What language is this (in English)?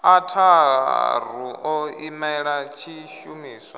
Venda